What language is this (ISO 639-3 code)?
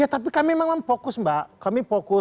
ind